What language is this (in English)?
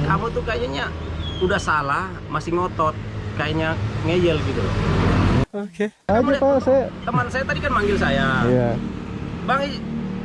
Indonesian